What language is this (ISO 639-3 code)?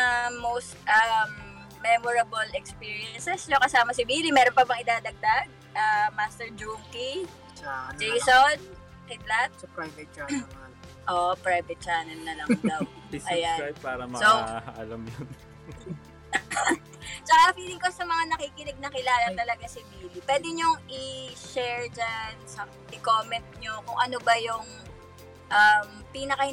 fil